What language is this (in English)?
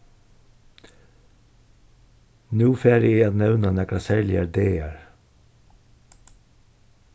Faroese